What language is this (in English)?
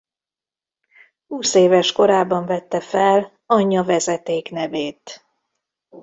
Hungarian